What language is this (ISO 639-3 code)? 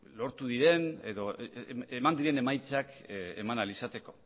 eus